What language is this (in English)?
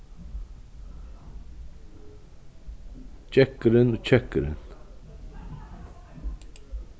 Faroese